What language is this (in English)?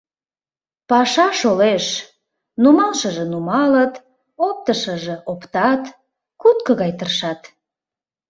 Mari